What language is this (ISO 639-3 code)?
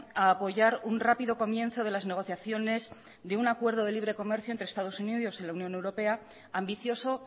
spa